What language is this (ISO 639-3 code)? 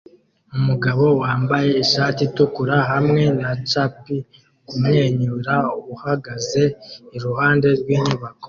kin